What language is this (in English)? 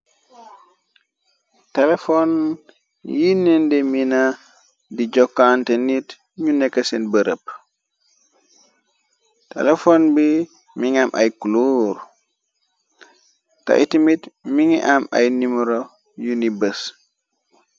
Wolof